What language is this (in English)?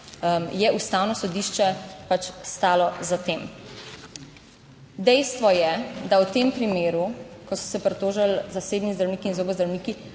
Slovenian